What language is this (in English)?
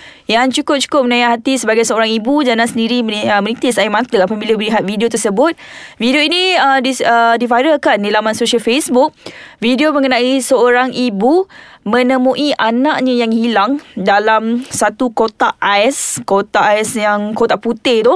Malay